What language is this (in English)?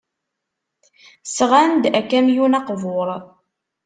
Kabyle